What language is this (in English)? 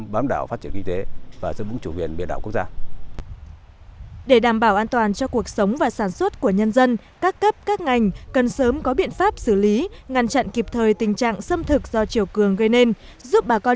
Vietnamese